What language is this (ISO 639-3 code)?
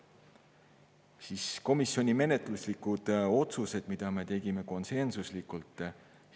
est